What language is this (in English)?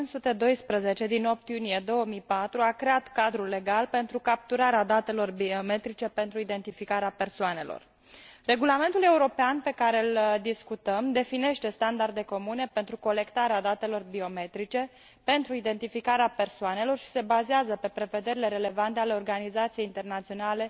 Romanian